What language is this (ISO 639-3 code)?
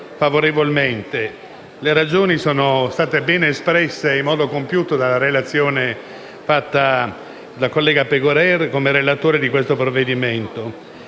ita